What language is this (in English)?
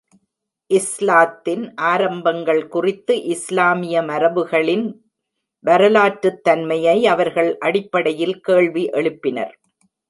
Tamil